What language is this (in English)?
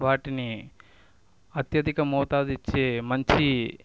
Telugu